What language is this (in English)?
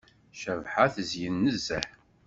Kabyle